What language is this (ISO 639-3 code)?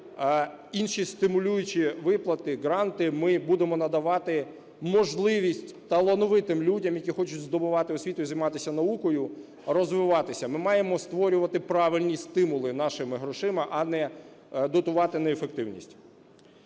ukr